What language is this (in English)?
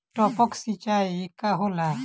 Bhojpuri